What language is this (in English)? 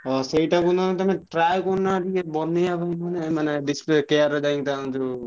Odia